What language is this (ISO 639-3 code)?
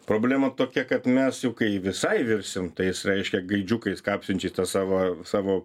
lit